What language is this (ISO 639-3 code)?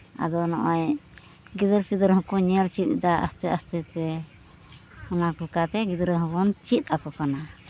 sat